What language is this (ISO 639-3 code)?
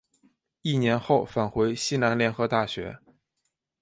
zho